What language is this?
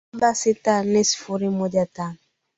Swahili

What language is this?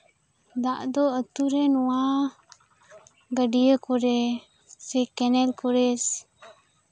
Santali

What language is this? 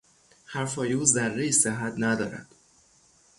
Persian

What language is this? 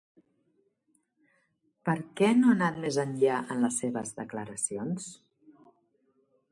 Catalan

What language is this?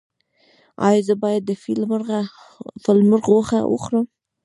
Pashto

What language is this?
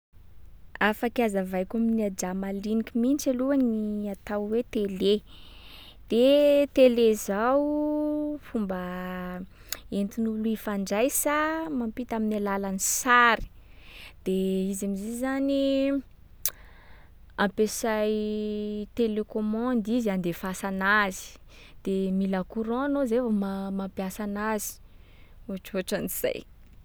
Sakalava Malagasy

